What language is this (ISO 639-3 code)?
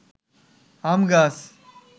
ben